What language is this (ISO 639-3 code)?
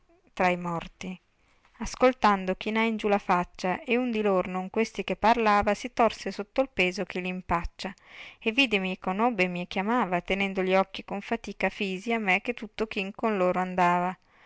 ita